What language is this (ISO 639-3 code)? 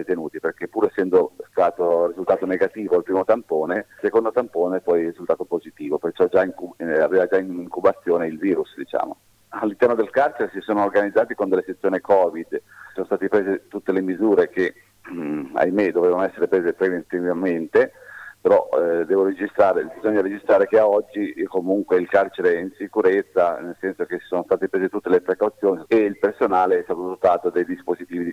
ita